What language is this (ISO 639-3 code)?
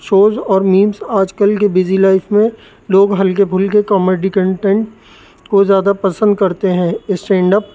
urd